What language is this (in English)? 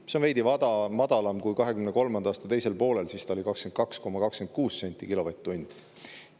Estonian